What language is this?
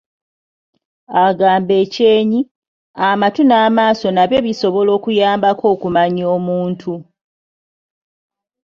Ganda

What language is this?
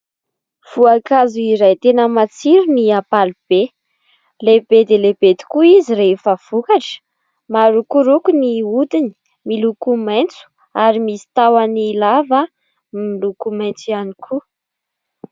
Malagasy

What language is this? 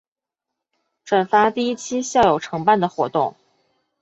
Chinese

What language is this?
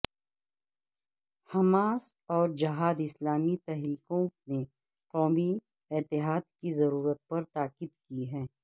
Urdu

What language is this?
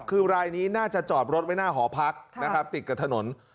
Thai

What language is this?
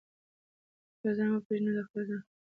Pashto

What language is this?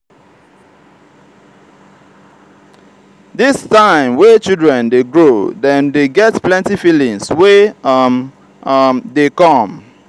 Nigerian Pidgin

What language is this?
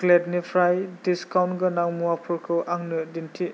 Bodo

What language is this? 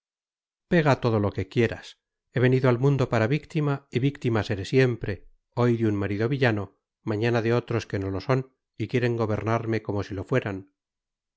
Spanish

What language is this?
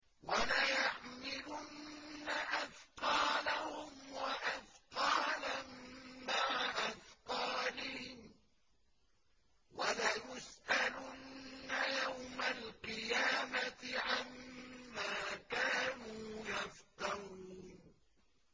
Arabic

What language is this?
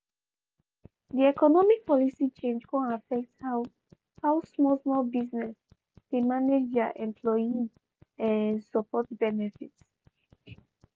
Nigerian Pidgin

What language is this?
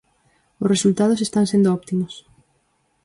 Galician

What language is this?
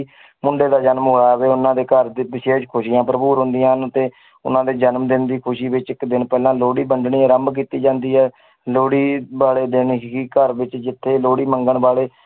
Punjabi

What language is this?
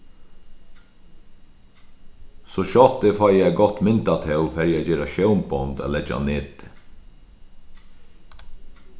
Faroese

